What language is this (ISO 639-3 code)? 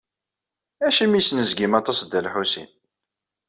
kab